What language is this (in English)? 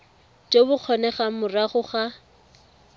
Tswana